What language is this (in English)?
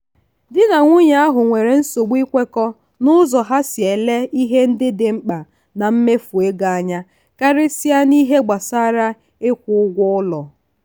Igbo